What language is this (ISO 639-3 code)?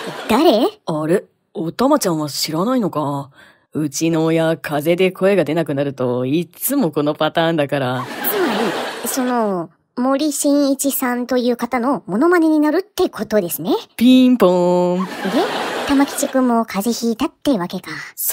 jpn